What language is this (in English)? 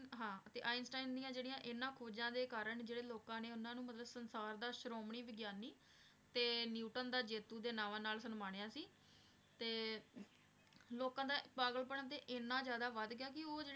Punjabi